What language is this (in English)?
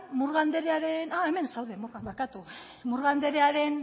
Basque